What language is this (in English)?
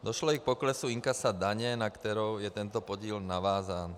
Czech